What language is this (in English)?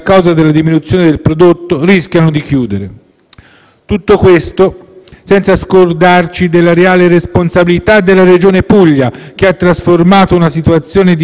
Italian